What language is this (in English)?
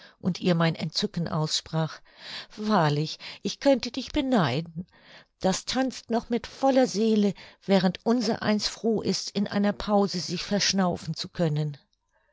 German